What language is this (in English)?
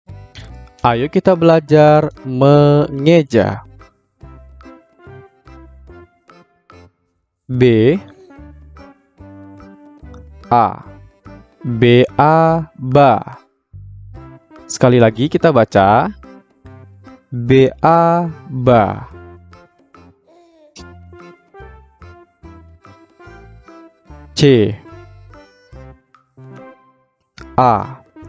Indonesian